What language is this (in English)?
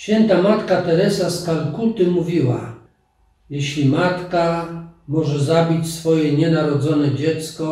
Polish